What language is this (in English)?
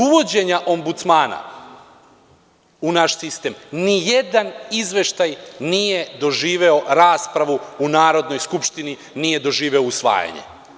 Serbian